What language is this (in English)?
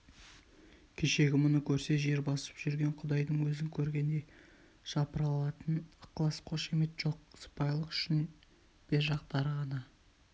Kazakh